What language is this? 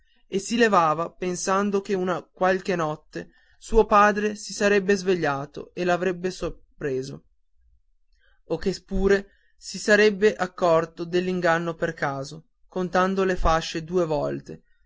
Italian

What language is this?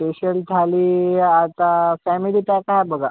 Marathi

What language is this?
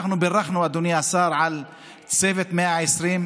Hebrew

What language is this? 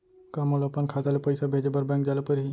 Chhattisgarhi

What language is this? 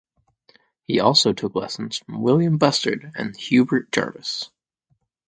English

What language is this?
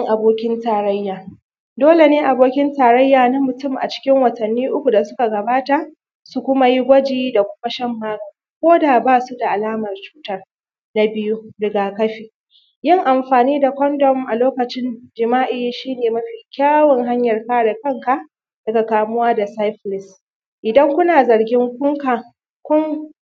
Hausa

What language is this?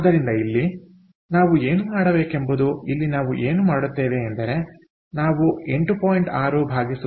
Kannada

